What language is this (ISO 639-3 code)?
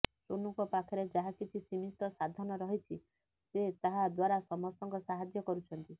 ori